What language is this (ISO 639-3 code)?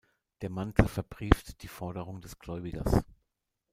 deu